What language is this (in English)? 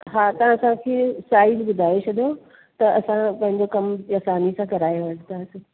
Sindhi